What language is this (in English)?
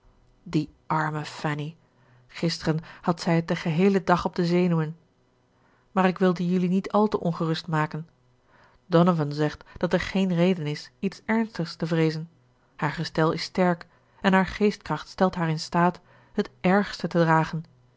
Dutch